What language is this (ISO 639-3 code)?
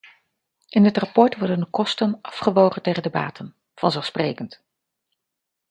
nld